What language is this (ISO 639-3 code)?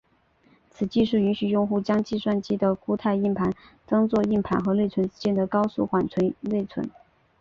zho